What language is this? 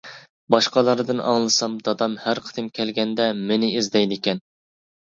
Uyghur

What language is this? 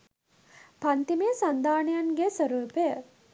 Sinhala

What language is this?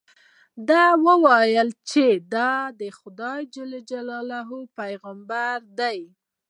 Pashto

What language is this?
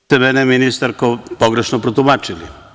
Serbian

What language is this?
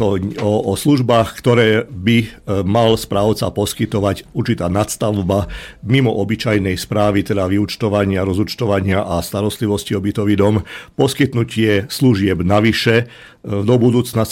Slovak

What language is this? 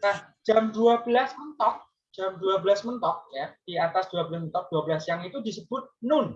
Indonesian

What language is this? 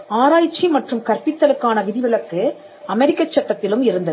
Tamil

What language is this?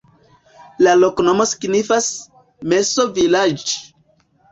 Esperanto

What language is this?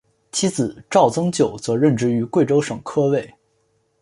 Chinese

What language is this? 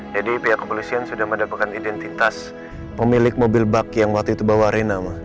Indonesian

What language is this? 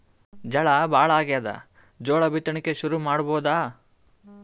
Kannada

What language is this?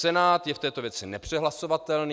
Czech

